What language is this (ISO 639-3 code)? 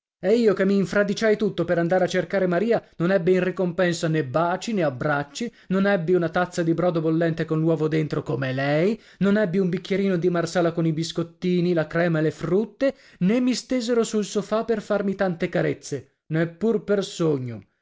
ita